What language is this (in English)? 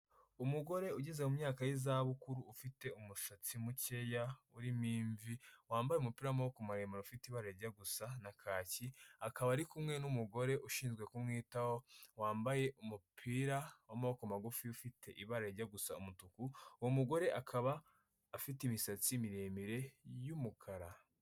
Kinyarwanda